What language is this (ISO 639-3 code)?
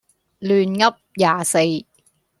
yue